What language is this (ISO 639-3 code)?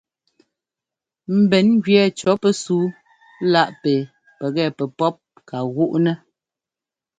jgo